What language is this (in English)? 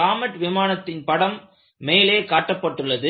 Tamil